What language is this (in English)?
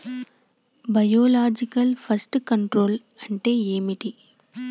Telugu